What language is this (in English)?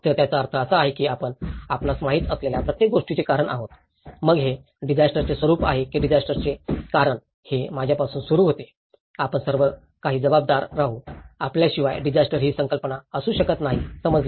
Marathi